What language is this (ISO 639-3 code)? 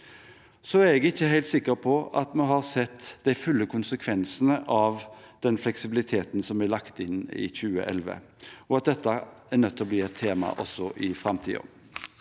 nor